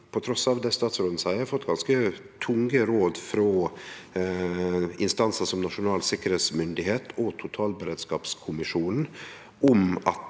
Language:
Norwegian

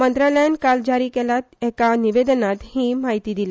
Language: Konkani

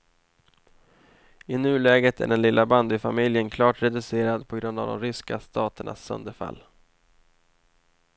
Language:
Swedish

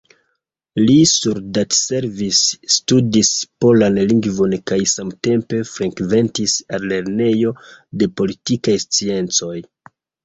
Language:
Esperanto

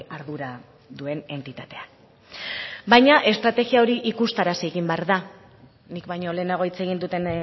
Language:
Basque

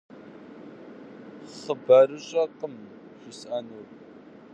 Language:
Kabardian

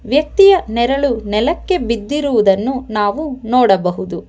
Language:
Kannada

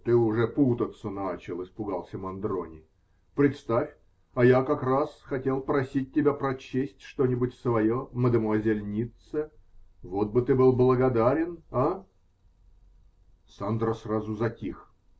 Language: Russian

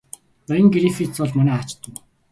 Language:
Mongolian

